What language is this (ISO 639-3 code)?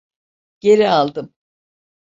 tur